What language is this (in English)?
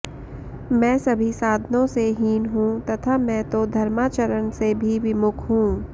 Sanskrit